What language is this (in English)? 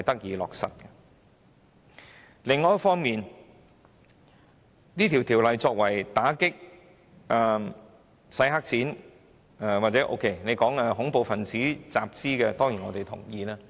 Cantonese